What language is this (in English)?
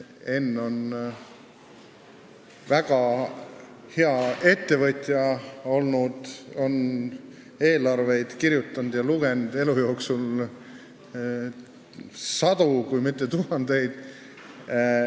Estonian